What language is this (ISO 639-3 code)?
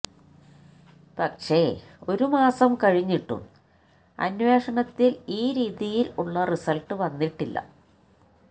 mal